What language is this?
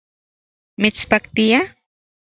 Central Puebla Nahuatl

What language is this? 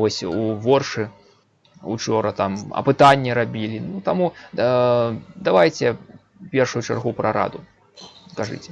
Russian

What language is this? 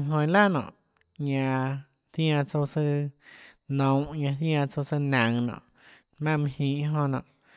Tlacoatzintepec Chinantec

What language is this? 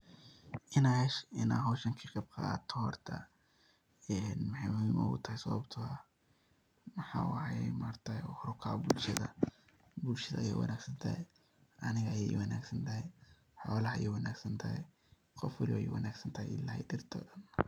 Somali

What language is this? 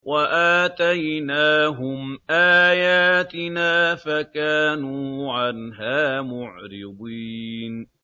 Arabic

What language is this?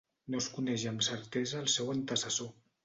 Catalan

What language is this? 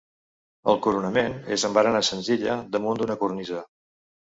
Catalan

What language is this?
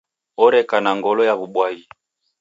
Taita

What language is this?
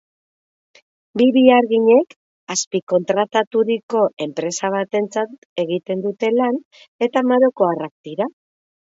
Basque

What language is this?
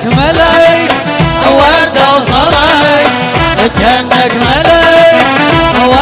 Arabic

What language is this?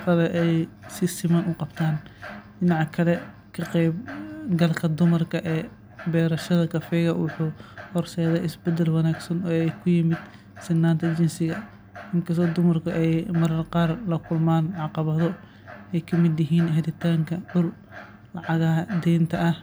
Somali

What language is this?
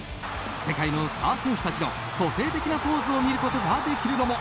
Japanese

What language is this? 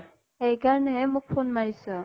Assamese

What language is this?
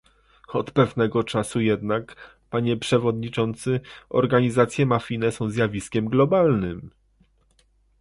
Polish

